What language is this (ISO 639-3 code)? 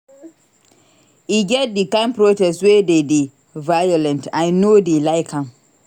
pcm